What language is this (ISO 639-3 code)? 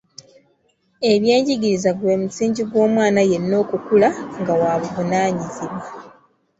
lug